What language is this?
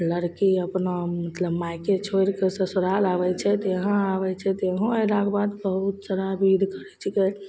Maithili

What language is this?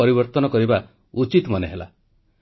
Odia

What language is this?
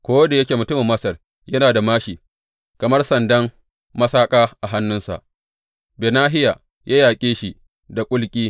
Hausa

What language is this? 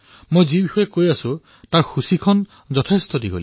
Assamese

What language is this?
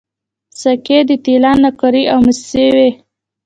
Pashto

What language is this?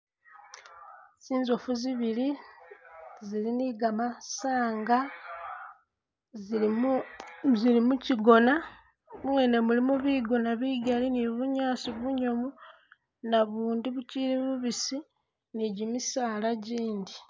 Masaaba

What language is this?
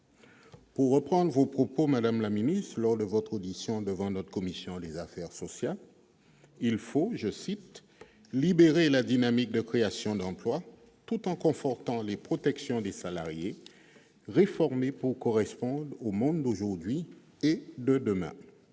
French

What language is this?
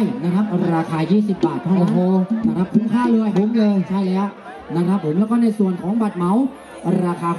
Thai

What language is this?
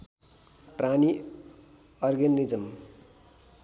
Nepali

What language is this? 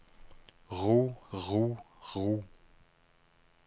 Norwegian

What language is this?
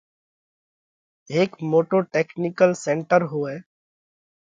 Parkari Koli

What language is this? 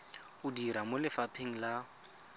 Tswana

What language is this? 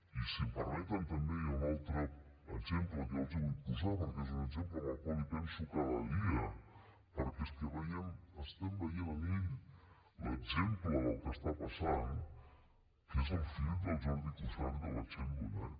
Catalan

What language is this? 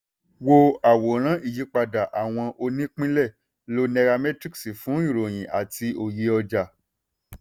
Yoruba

